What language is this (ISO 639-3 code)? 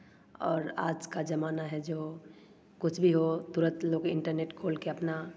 hin